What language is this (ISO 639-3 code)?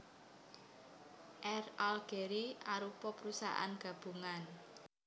jav